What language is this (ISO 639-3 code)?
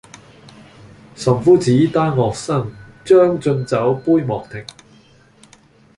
yue